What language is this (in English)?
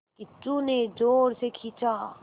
Hindi